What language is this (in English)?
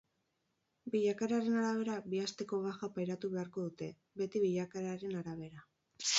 Basque